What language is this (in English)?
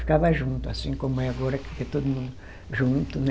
Portuguese